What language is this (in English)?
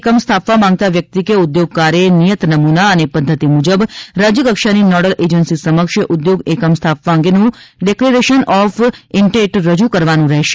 Gujarati